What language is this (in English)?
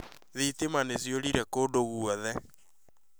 Kikuyu